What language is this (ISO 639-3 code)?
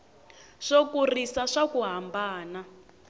tso